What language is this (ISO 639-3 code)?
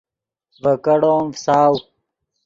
ydg